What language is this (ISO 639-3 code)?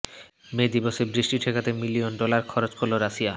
ben